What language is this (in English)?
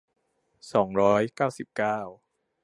Thai